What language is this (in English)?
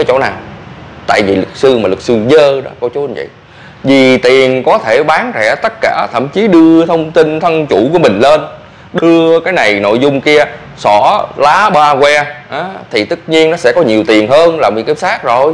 Vietnamese